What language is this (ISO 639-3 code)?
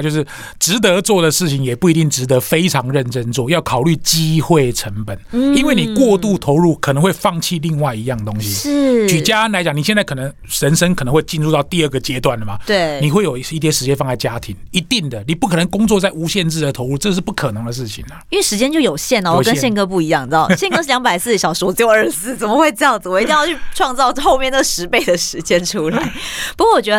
zho